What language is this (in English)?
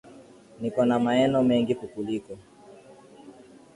Swahili